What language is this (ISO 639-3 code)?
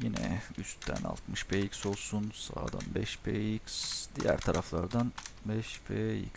tur